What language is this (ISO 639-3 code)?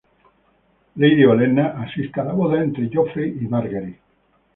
spa